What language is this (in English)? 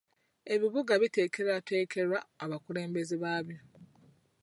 Ganda